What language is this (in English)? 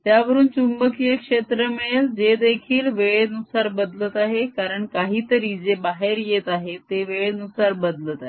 Marathi